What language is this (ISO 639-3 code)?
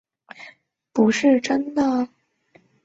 zho